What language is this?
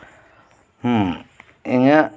Santali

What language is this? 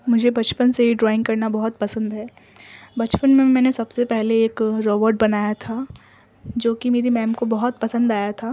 Urdu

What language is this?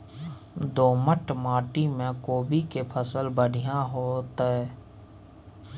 Maithili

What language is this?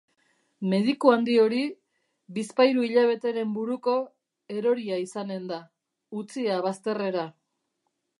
Basque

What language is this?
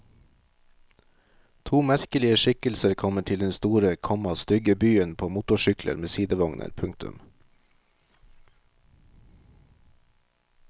Norwegian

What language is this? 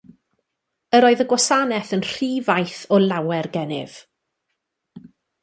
Welsh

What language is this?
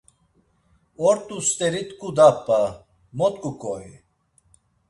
Laz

